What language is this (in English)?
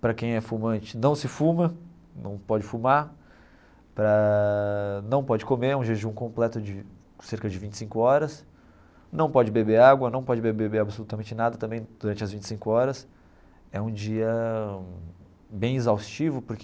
Portuguese